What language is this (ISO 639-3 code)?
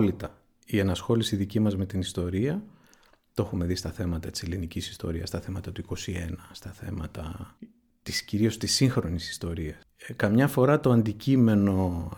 ell